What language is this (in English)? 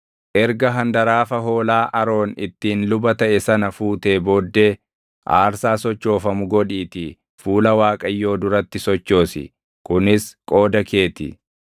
Oromo